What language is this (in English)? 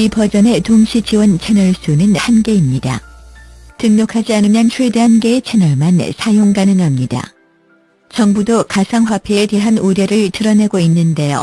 Korean